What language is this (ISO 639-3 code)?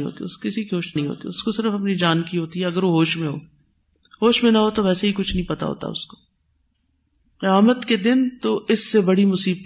urd